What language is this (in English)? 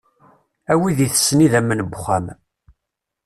Kabyle